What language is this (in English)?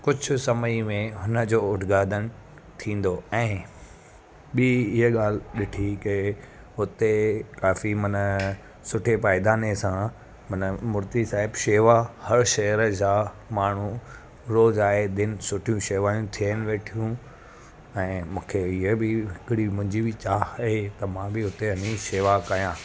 Sindhi